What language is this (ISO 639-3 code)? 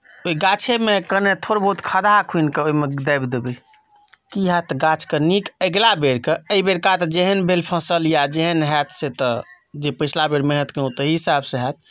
mai